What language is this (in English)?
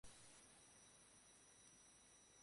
Bangla